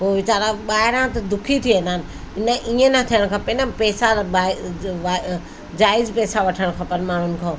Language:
Sindhi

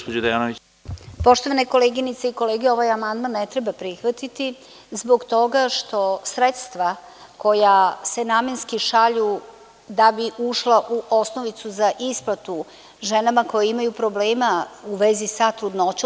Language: Serbian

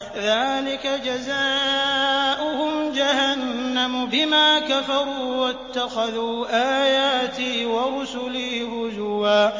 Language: Arabic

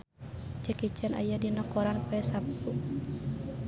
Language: Sundanese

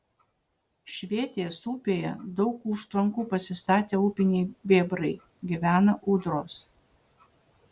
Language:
Lithuanian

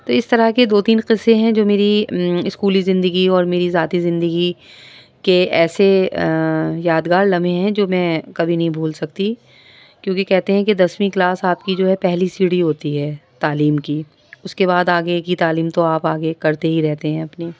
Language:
Urdu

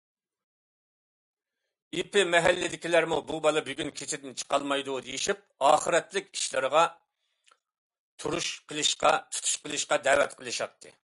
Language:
Uyghur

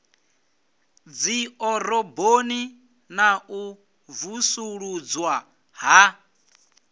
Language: Venda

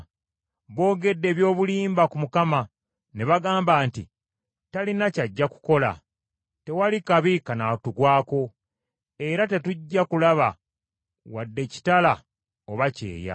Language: Ganda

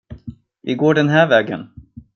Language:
Swedish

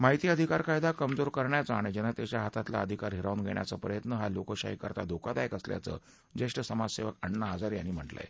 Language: Marathi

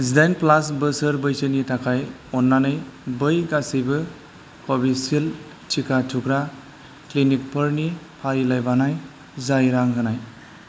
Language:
Bodo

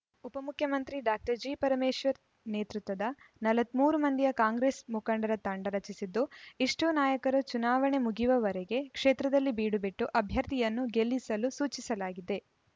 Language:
Kannada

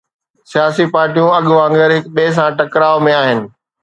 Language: Sindhi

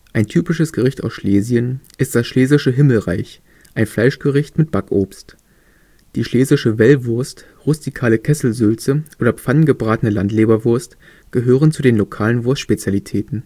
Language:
German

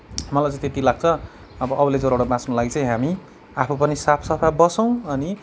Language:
Nepali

